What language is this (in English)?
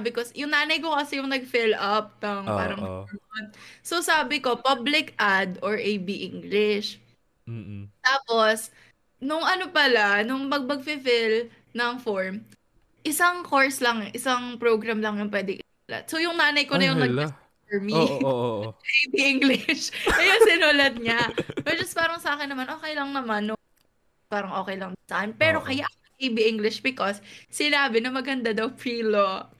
Filipino